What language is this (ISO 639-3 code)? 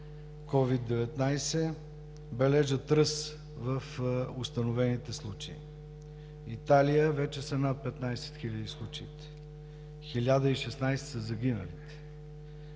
bul